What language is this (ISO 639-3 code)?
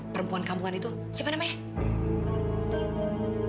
ind